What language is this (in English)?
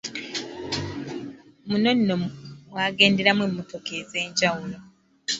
Ganda